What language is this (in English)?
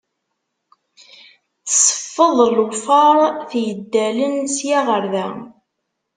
Kabyle